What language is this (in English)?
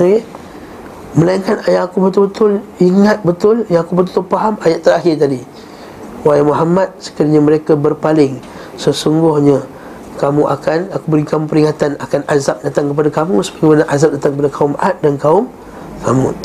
Malay